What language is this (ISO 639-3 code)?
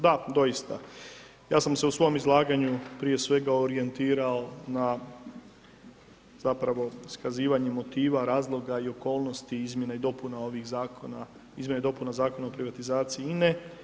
hrv